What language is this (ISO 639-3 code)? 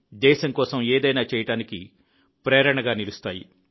tel